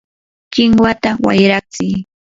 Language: Yanahuanca Pasco Quechua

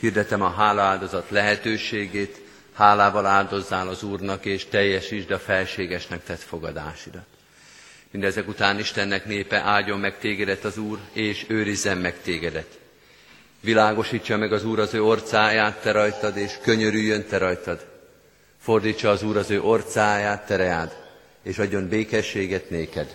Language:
Hungarian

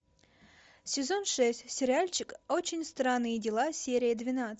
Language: Russian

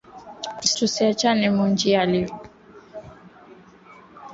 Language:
Swahili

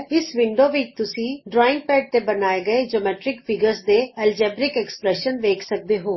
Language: Punjabi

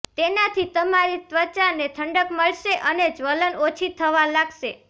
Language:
Gujarati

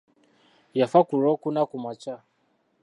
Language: Ganda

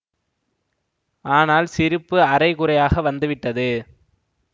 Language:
Tamil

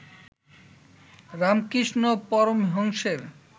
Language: Bangla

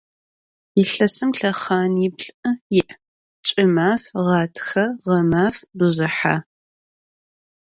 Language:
Adyghe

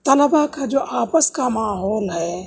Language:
Urdu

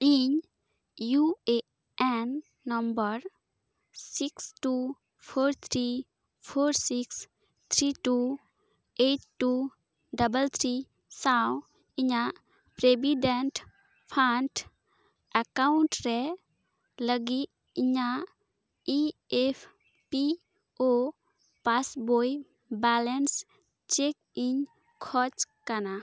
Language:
Santali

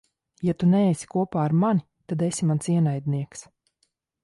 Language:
Latvian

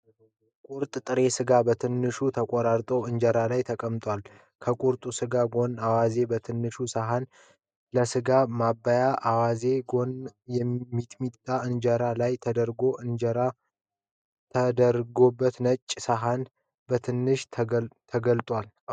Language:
Amharic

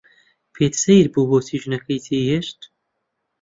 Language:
Central Kurdish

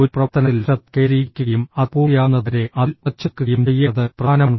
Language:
Malayalam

